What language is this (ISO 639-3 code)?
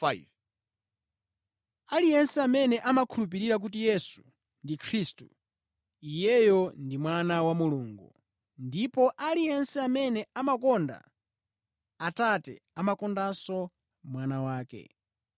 nya